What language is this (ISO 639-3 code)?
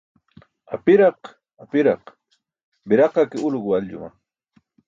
bsk